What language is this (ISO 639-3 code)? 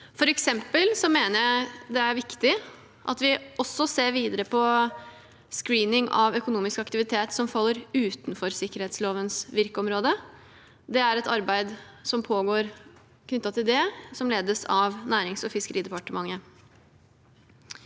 nor